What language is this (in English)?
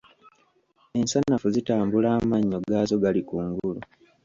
Ganda